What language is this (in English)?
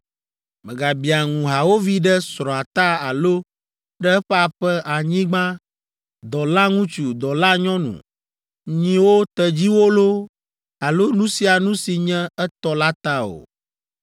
Ewe